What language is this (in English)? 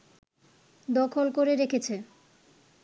Bangla